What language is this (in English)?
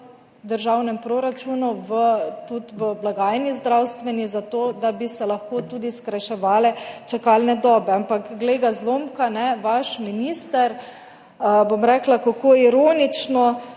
Slovenian